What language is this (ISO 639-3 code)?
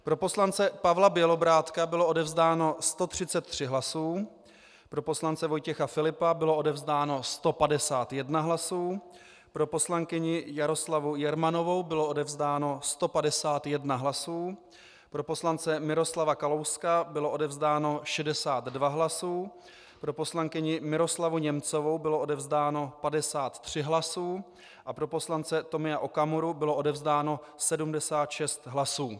ces